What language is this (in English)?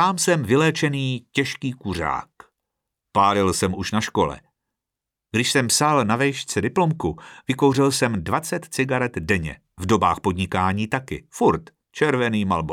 Czech